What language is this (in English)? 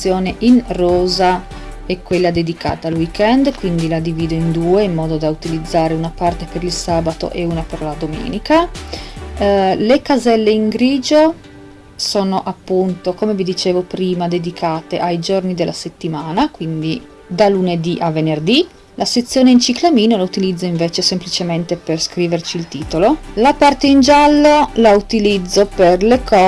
Italian